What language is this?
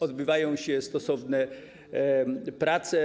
Polish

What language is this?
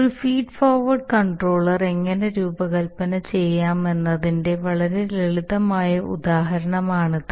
Malayalam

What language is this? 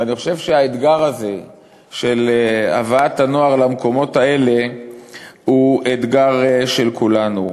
Hebrew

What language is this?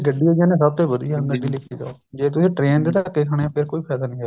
Punjabi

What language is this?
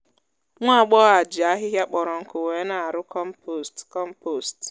Igbo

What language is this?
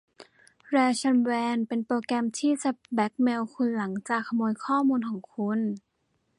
Thai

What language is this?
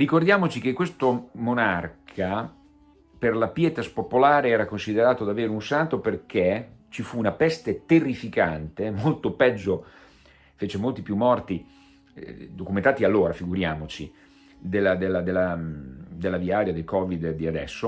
Italian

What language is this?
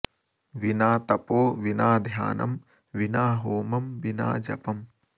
Sanskrit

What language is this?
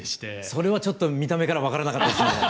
Japanese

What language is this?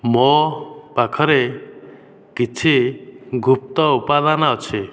Odia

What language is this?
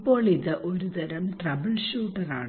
Malayalam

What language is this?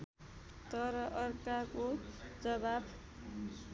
Nepali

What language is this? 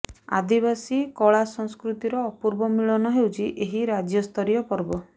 Odia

